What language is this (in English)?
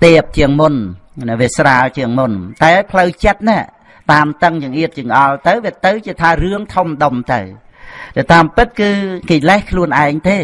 Vietnamese